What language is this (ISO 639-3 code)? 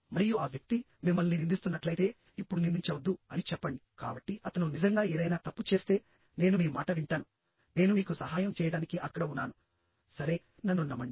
tel